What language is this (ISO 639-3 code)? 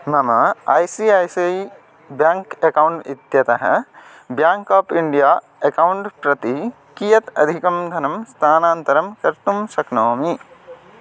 san